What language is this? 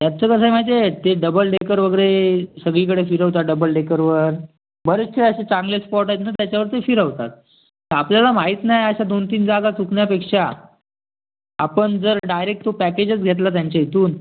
Marathi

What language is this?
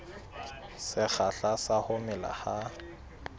Southern Sotho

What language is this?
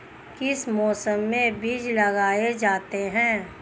Hindi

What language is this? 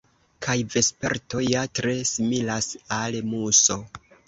Esperanto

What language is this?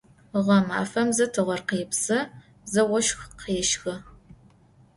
Adyghe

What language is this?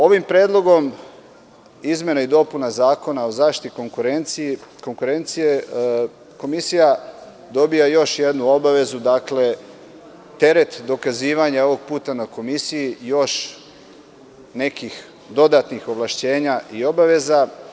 Serbian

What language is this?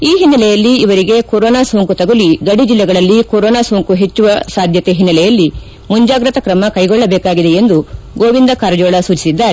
Kannada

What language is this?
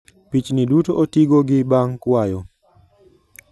Luo (Kenya and Tanzania)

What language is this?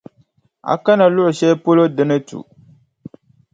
Dagbani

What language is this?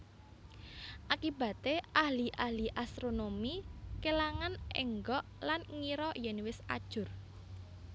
Javanese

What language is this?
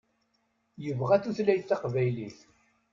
Kabyle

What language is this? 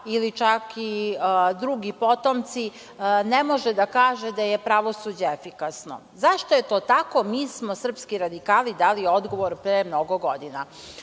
Serbian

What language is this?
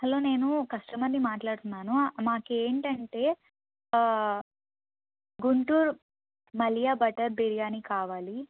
Telugu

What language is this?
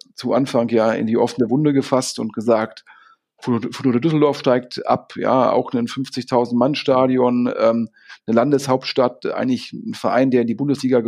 German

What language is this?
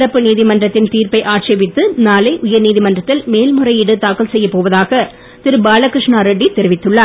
Tamil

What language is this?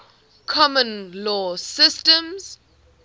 English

